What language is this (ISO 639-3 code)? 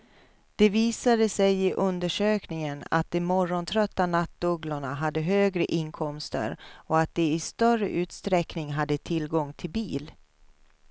swe